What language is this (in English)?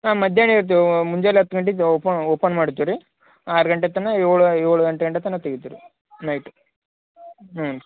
Kannada